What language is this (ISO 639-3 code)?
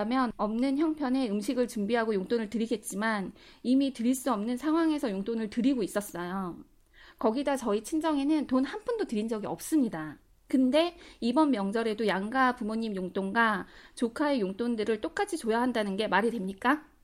kor